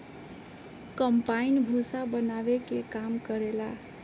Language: Bhojpuri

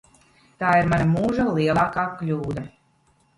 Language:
Latvian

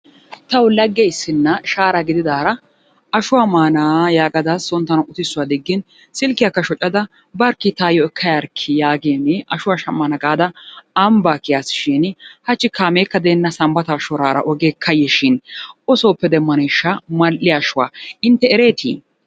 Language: Wolaytta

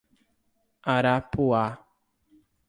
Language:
Portuguese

